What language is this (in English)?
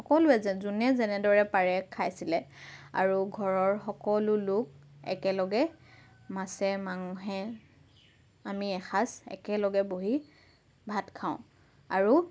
Assamese